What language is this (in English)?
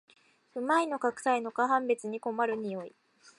Japanese